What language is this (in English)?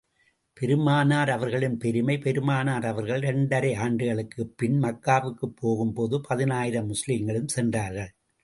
Tamil